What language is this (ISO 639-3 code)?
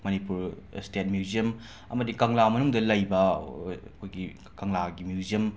mni